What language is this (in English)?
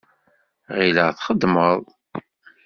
Kabyle